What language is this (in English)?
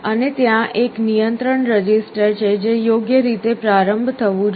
Gujarati